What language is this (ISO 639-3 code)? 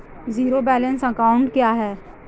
hin